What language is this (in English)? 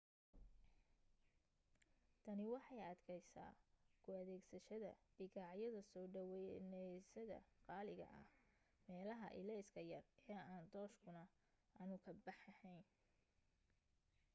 Somali